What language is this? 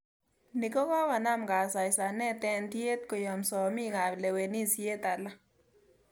Kalenjin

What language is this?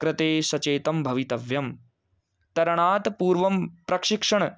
Sanskrit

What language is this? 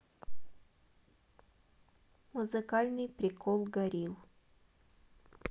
Russian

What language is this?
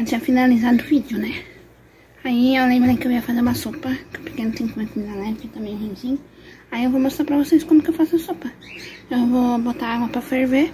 Portuguese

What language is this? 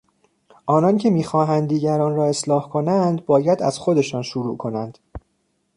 Persian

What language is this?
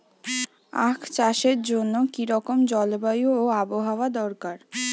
Bangla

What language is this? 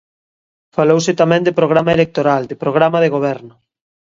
Galician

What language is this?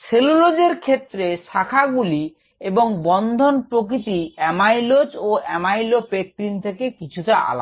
Bangla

